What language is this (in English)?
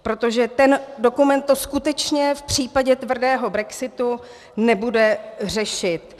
Czech